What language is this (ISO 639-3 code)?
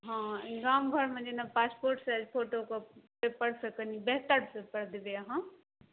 mai